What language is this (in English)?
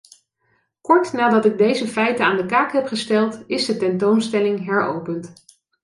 Dutch